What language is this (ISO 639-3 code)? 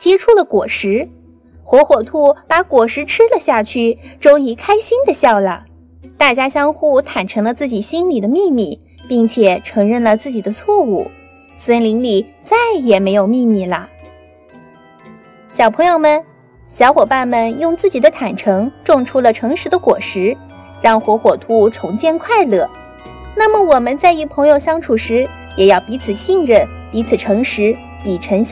zho